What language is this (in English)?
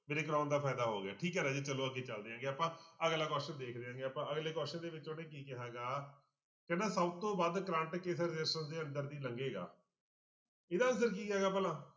Punjabi